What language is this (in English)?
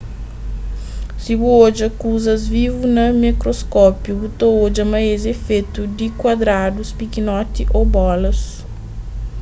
Kabuverdianu